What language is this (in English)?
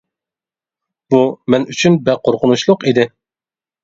Uyghur